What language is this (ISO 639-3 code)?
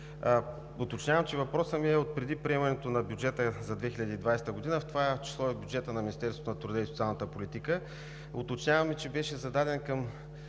bul